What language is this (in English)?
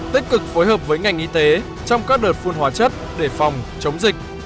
Vietnamese